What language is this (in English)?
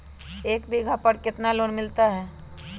Magahi